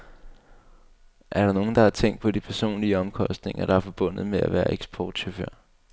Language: Danish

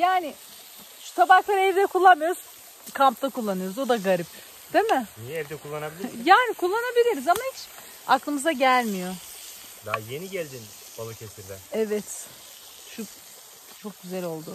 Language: Turkish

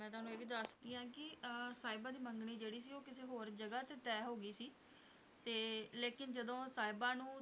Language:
Punjabi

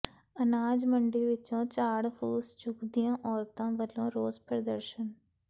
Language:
Punjabi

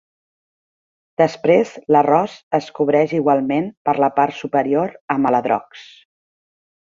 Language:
Catalan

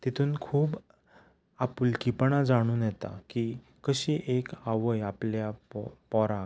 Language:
Konkani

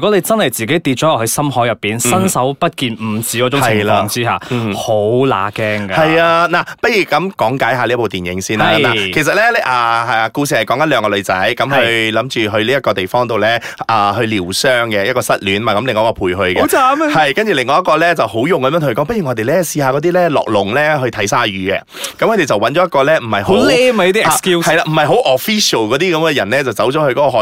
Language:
Chinese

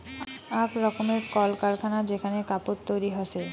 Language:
Bangla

